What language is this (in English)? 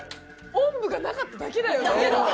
Japanese